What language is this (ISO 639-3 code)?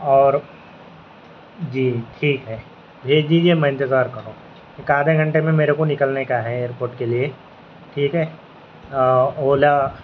urd